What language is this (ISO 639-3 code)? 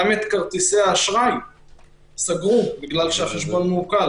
heb